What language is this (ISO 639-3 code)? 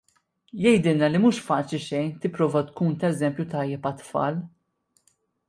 mlt